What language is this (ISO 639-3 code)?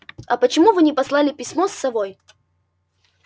rus